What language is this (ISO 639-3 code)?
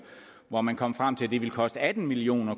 dan